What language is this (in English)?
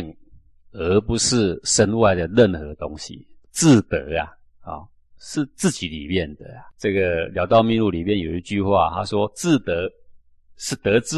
Chinese